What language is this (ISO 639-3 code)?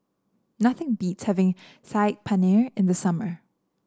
eng